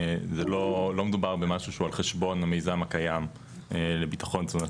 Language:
Hebrew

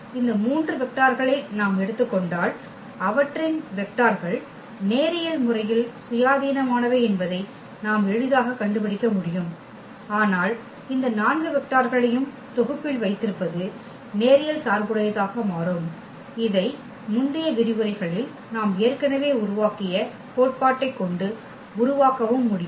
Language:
Tamil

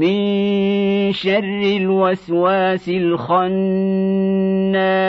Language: Arabic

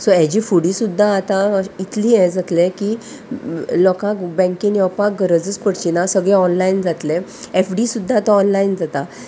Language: Konkani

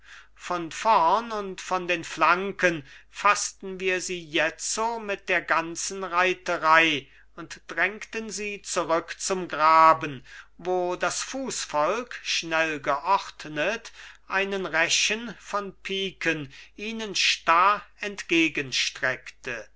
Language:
German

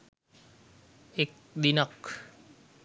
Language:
Sinhala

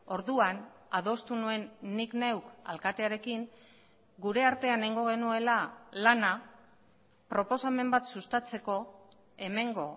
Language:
Basque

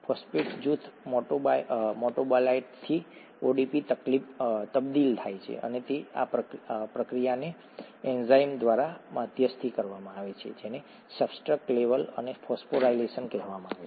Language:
Gujarati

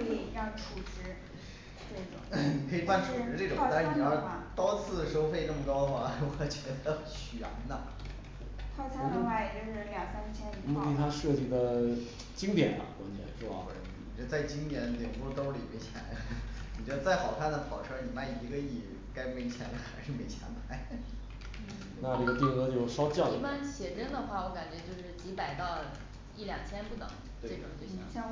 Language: Chinese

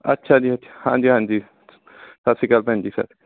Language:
Punjabi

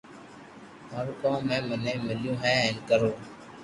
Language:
Loarki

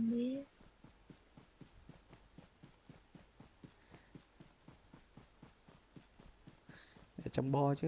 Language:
Vietnamese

